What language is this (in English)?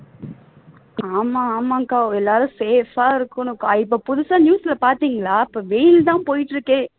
Tamil